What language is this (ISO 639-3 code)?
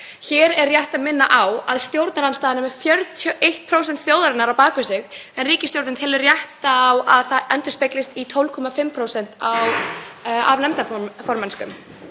isl